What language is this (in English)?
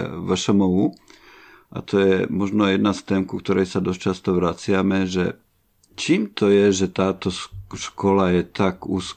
Slovak